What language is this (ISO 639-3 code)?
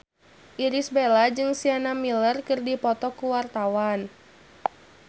sun